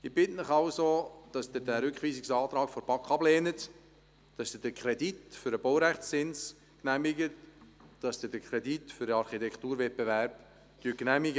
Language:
Swiss German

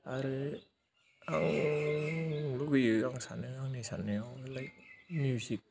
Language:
Bodo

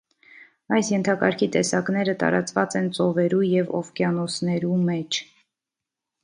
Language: Armenian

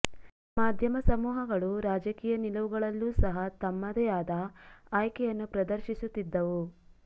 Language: Kannada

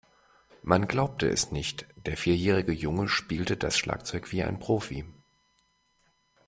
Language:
German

